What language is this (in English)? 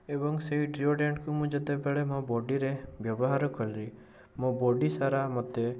Odia